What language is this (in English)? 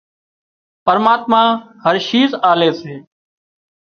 Wadiyara Koli